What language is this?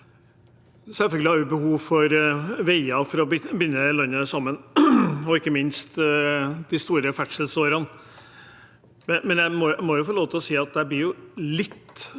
Norwegian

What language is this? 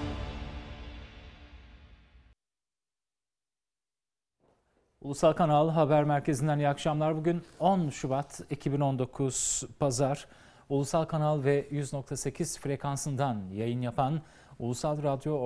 Turkish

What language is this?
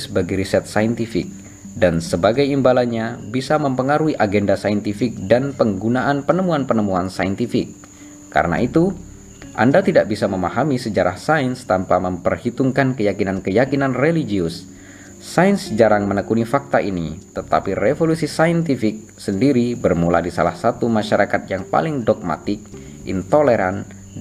Indonesian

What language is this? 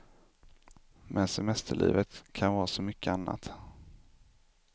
Swedish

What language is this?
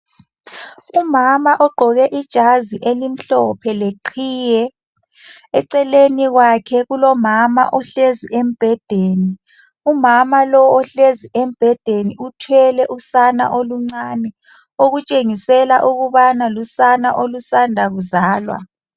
North Ndebele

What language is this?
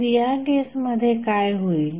Marathi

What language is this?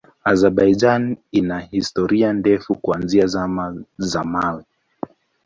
Swahili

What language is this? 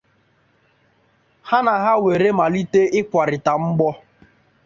Igbo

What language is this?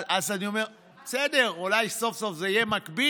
Hebrew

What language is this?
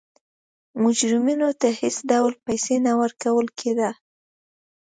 Pashto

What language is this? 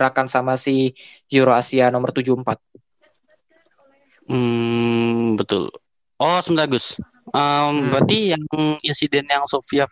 Indonesian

